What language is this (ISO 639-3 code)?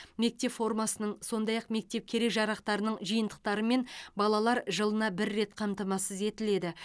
kaz